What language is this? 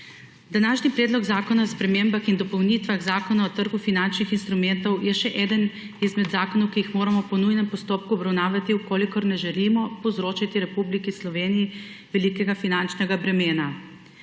Slovenian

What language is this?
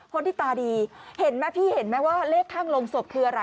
Thai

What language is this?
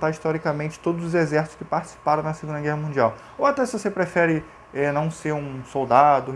Portuguese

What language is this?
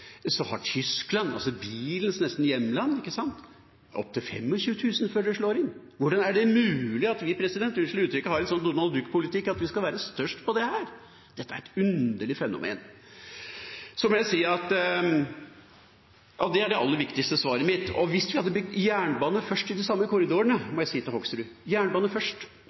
Norwegian Nynorsk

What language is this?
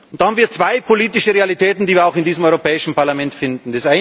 German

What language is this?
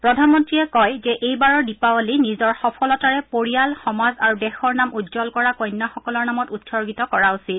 Assamese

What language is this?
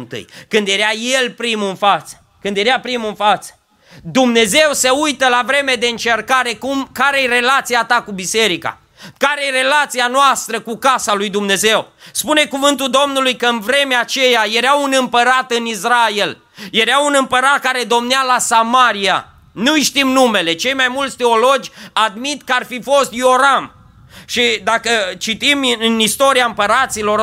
Romanian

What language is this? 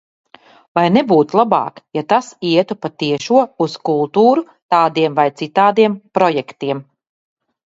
Latvian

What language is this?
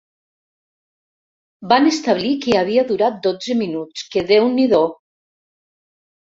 Catalan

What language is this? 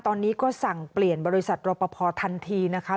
Thai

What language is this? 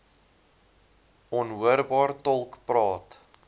Afrikaans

